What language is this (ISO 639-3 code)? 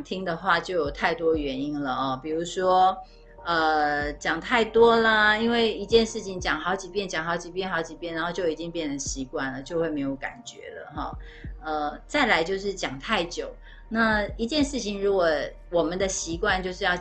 zho